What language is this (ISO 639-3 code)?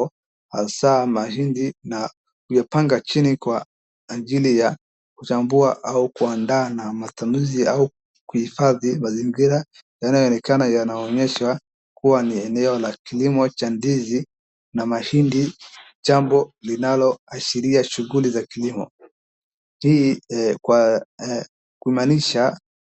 swa